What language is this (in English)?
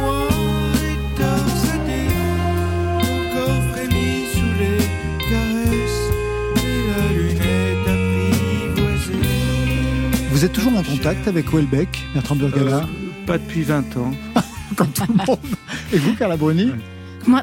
French